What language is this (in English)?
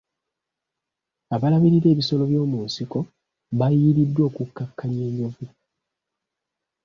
Ganda